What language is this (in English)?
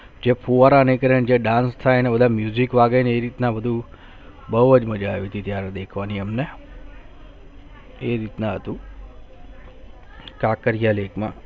Gujarati